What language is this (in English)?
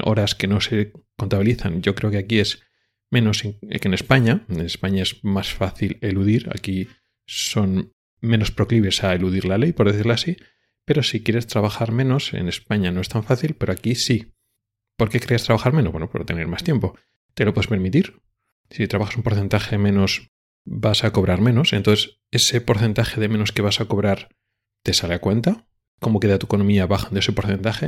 Spanish